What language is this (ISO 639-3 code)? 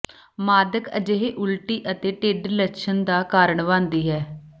pan